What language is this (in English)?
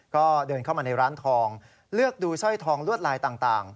Thai